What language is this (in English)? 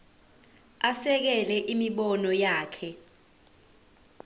Zulu